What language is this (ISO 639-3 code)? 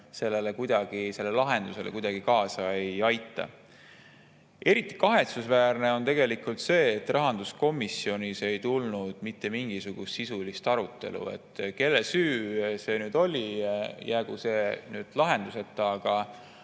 est